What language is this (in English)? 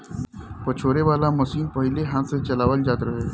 Bhojpuri